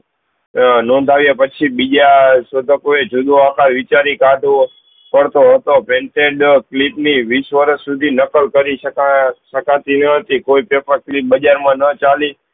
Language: Gujarati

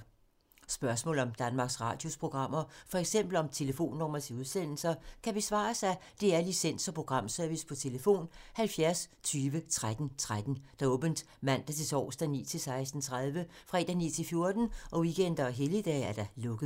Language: Danish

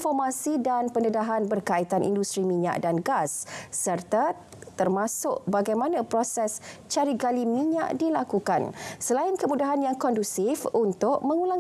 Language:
Malay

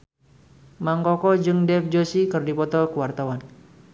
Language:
Sundanese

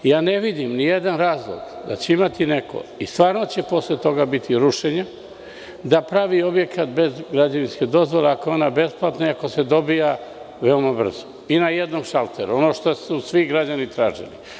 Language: Serbian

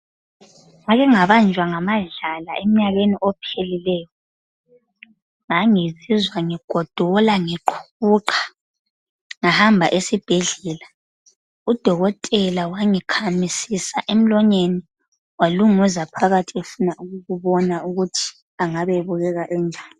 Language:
North Ndebele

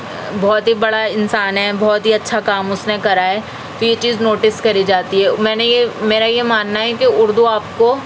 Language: Urdu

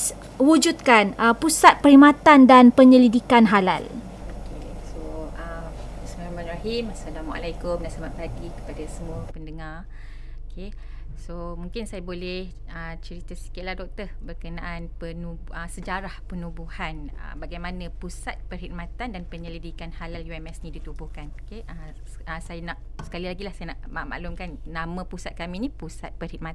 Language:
Malay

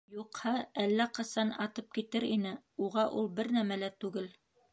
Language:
Bashkir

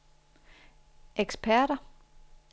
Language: Danish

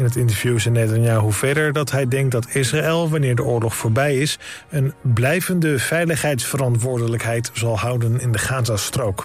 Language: Dutch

